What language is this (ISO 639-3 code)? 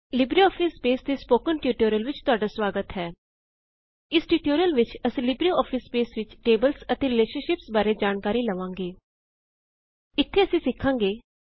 pan